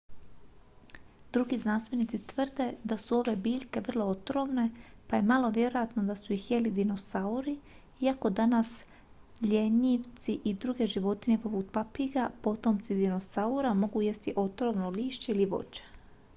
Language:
Croatian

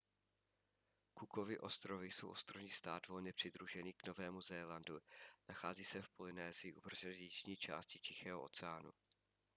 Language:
Czech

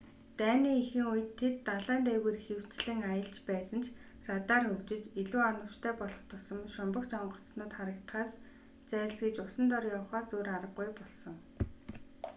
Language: Mongolian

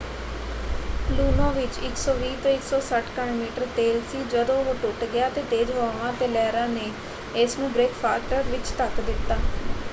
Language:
Punjabi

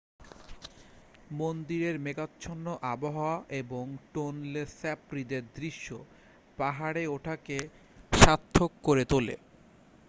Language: Bangla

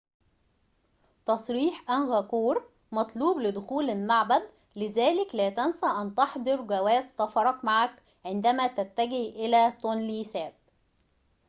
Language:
Arabic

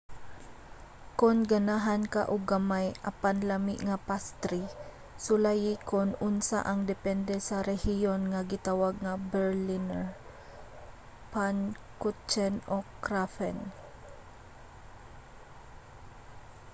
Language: Cebuano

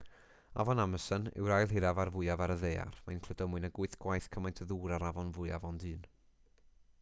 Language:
Welsh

